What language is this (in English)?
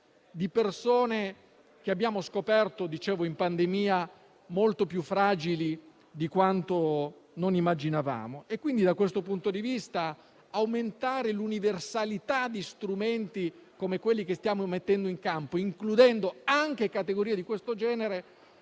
Italian